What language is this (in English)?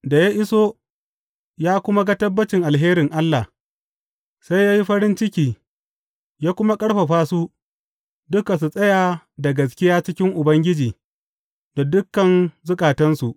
Hausa